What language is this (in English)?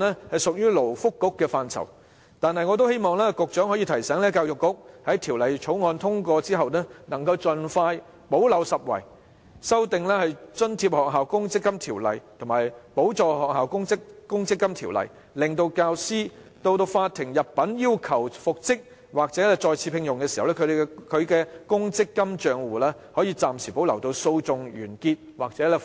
Cantonese